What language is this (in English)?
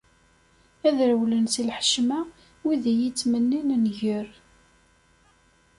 Kabyle